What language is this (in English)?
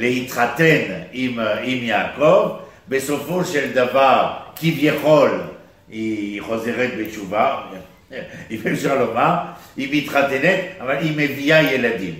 Hebrew